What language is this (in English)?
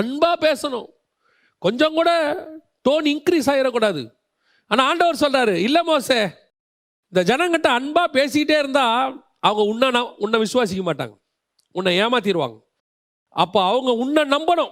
Tamil